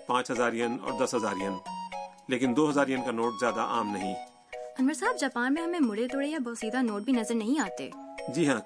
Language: Urdu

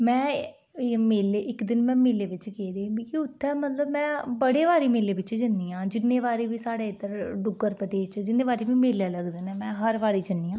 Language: Dogri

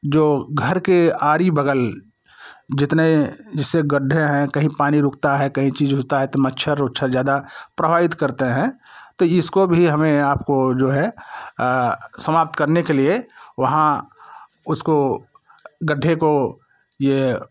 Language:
Hindi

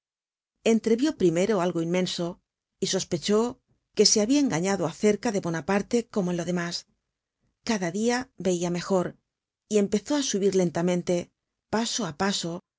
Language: Spanish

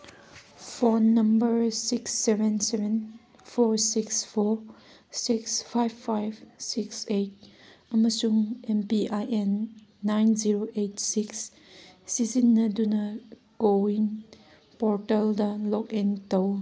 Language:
Manipuri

